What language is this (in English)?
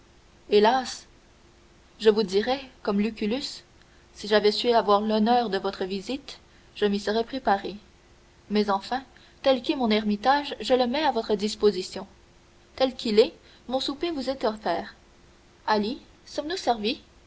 French